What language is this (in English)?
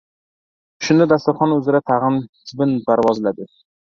Uzbek